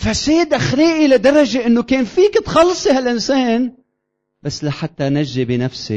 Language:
Arabic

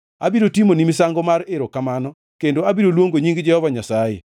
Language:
Luo (Kenya and Tanzania)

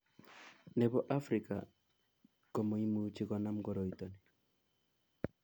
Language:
Kalenjin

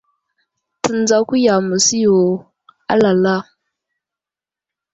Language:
Wuzlam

